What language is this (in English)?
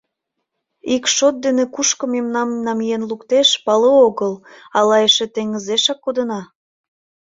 Mari